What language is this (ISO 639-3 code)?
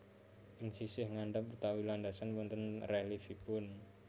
jav